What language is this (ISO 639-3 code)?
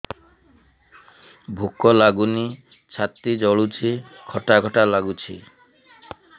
ori